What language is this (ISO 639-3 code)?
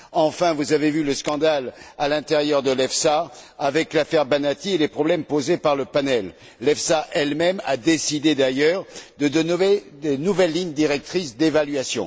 fra